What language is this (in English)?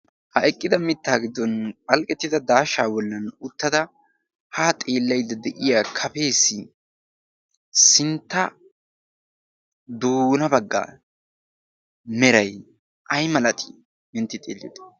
Wolaytta